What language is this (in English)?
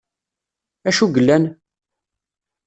Kabyle